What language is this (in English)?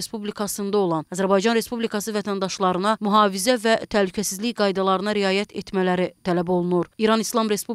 Turkish